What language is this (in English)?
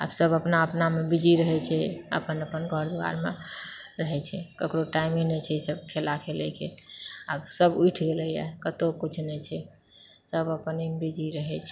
Maithili